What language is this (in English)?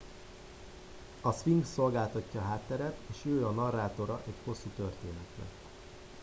Hungarian